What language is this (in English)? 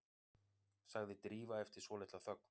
Icelandic